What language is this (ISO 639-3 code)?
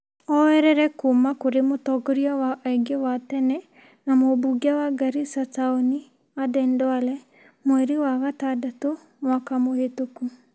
kik